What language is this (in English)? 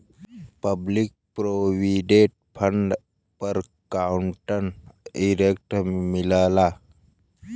Bhojpuri